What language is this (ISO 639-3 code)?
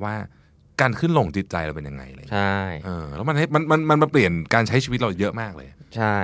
tha